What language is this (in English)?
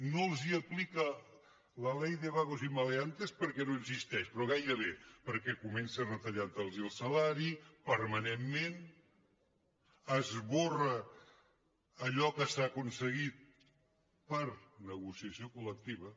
Catalan